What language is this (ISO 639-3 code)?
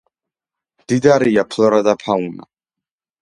kat